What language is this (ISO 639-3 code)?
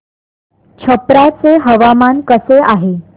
mar